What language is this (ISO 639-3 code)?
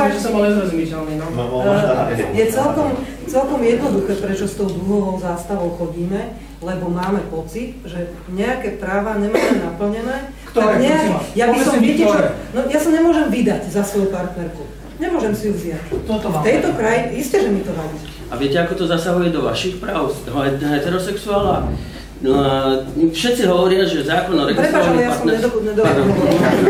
slk